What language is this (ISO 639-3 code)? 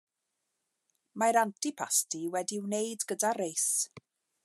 cym